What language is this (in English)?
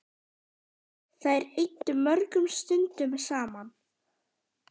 Icelandic